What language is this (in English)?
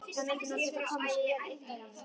Icelandic